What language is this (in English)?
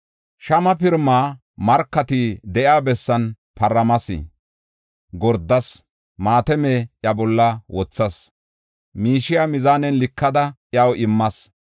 Gofa